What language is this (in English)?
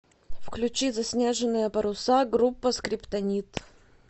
Russian